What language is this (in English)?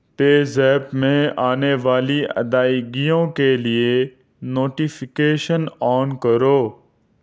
Urdu